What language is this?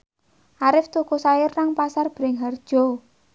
Javanese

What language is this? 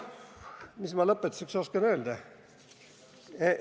Estonian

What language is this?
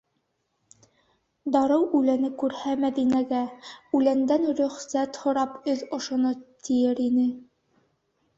Bashkir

